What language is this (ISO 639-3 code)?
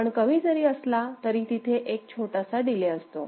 mar